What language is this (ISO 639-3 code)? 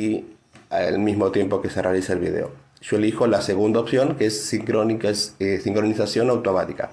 spa